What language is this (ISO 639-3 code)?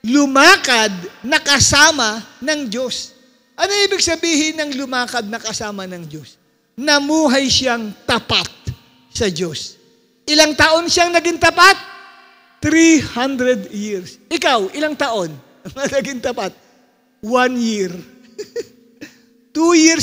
fil